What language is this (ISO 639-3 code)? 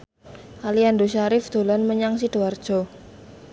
jav